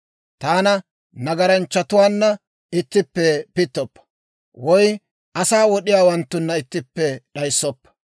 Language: Dawro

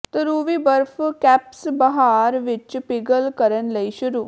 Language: Punjabi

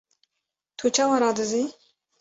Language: Kurdish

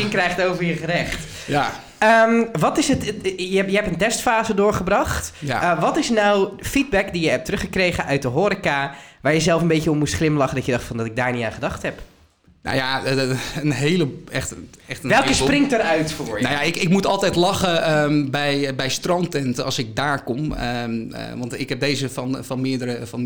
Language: Dutch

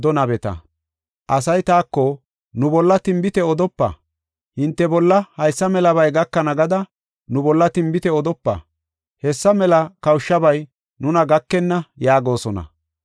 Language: Gofa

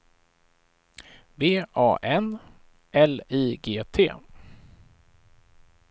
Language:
Swedish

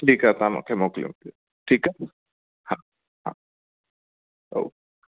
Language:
Sindhi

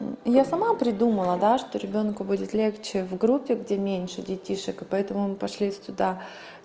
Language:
Russian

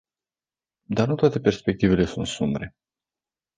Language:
Romanian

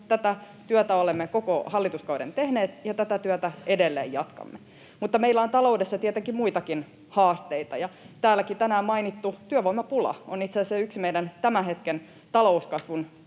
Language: Finnish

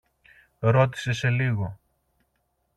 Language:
Greek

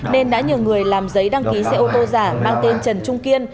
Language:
Vietnamese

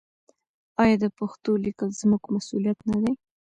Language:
Pashto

